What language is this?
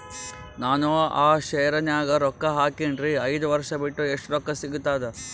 Kannada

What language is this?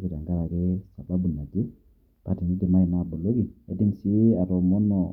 Masai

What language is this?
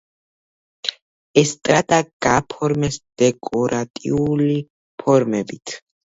Georgian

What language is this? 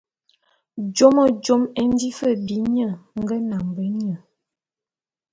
Bulu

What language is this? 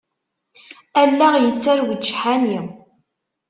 Kabyle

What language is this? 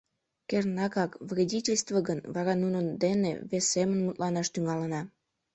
Mari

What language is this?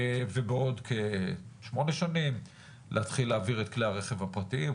Hebrew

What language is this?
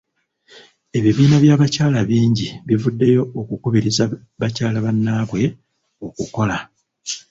Ganda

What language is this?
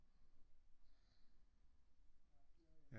Danish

